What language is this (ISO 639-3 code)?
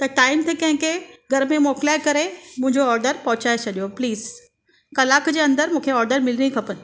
snd